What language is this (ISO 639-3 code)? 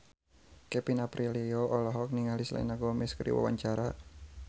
sun